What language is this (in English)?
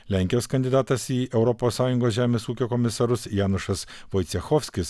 Lithuanian